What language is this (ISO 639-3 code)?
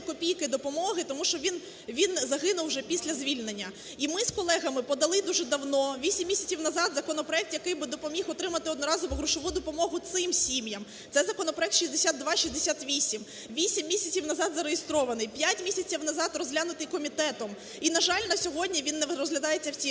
ukr